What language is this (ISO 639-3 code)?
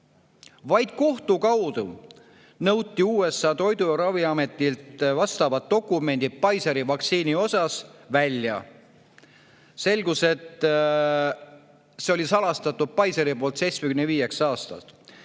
est